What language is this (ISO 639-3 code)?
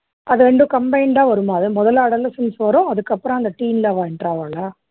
tam